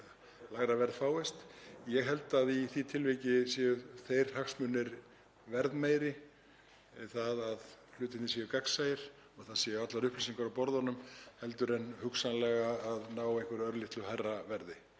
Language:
Icelandic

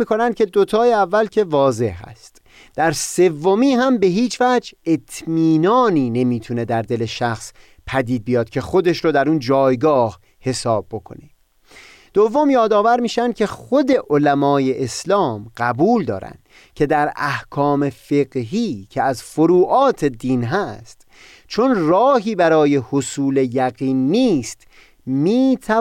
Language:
Persian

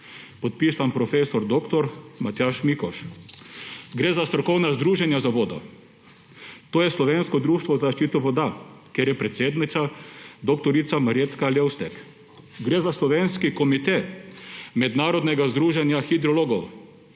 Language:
Slovenian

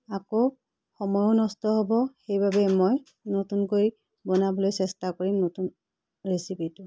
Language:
Assamese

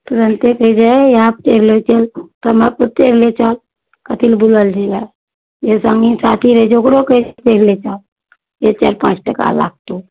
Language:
Maithili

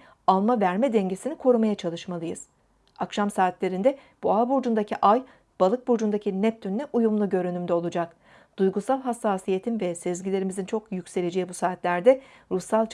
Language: Turkish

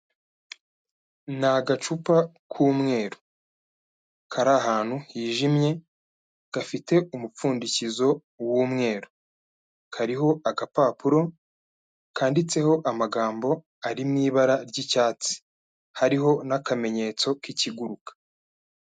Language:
Kinyarwanda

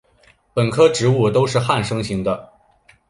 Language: Chinese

